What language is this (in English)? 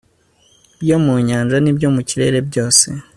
Kinyarwanda